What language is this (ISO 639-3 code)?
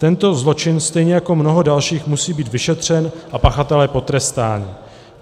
ces